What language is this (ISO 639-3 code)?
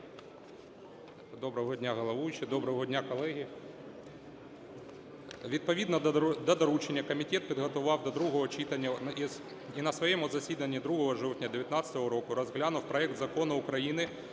ukr